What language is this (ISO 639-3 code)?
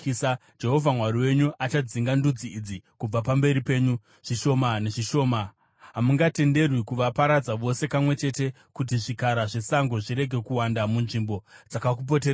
sna